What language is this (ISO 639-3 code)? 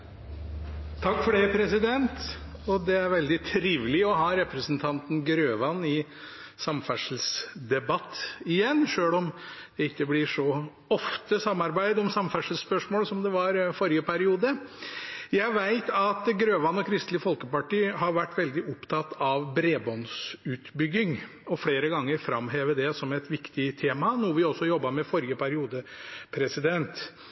nob